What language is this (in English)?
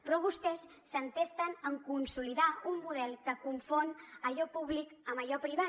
Catalan